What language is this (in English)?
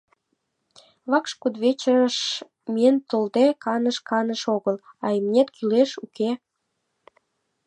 Mari